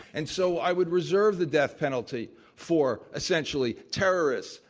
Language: English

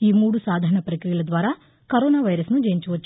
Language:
Telugu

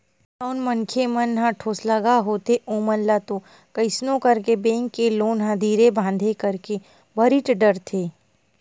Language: Chhattisgarhi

